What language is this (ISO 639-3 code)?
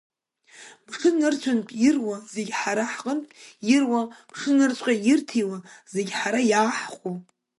abk